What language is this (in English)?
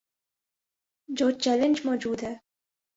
Urdu